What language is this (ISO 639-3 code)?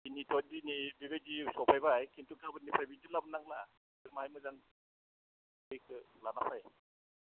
brx